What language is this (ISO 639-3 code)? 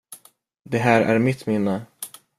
swe